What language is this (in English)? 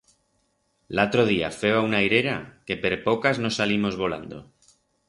Aragonese